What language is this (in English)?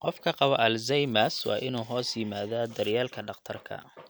Somali